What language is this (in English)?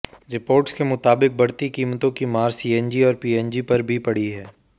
Hindi